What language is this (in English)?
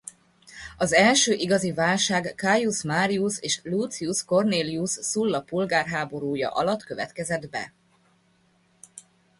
Hungarian